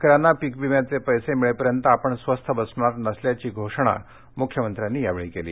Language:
Marathi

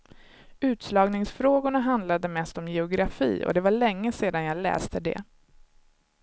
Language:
Swedish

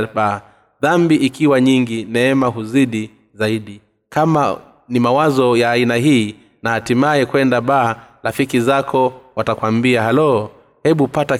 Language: Swahili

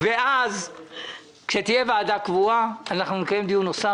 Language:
Hebrew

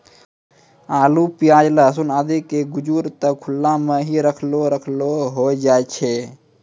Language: Maithili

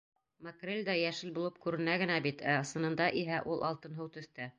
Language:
Bashkir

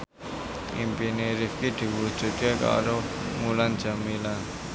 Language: Javanese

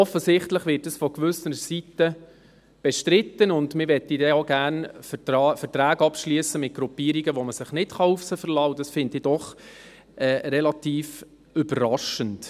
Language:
Swiss German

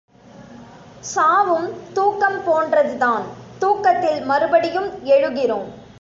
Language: Tamil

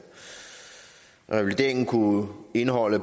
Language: Danish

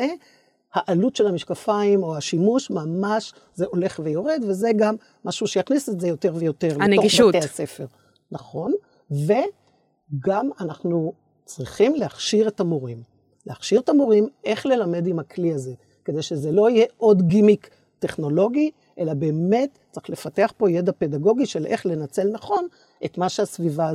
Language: Hebrew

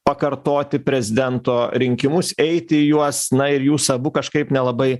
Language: Lithuanian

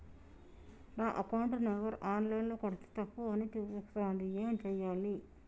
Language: Telugu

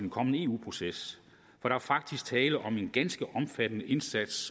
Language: Danish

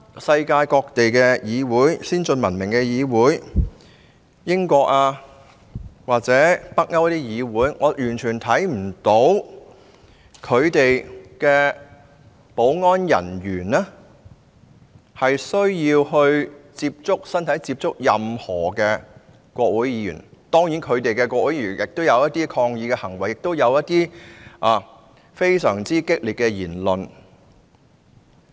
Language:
Cantonese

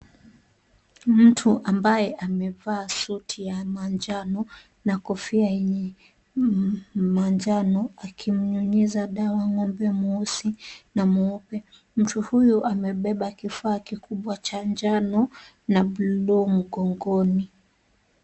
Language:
Swahili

